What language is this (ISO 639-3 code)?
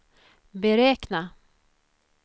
swe